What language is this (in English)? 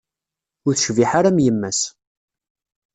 Kabyle